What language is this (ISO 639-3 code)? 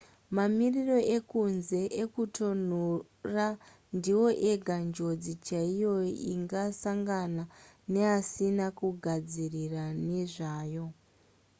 sna